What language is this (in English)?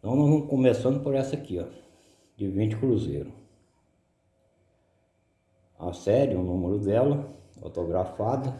Portuguese